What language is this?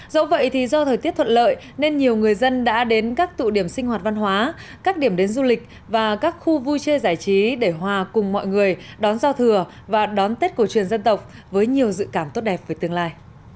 Vietnamese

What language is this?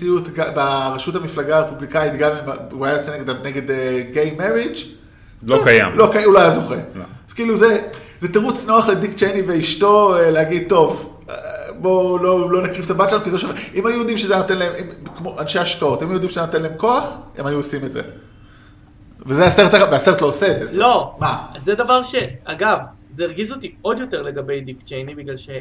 Hebrew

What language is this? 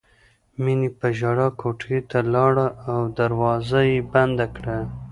Pashto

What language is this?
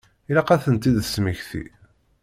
Kabyle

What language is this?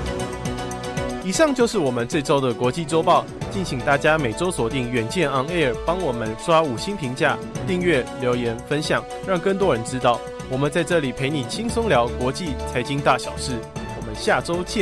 Chinese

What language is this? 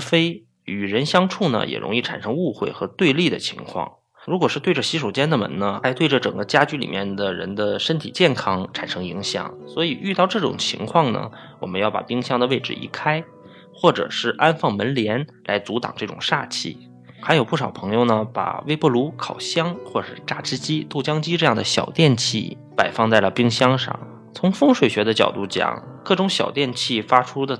Chinese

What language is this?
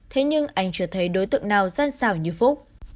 Vietnamese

